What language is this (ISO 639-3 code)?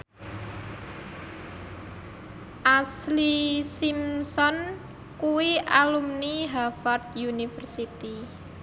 jav